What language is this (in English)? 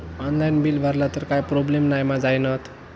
Marathi